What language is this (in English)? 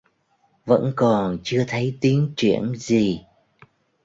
Vietnamese